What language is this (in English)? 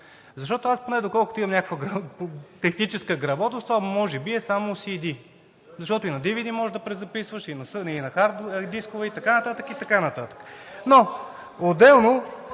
Bulgarian